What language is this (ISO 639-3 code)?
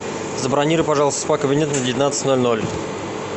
rus